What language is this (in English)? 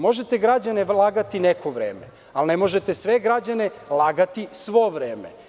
Serbian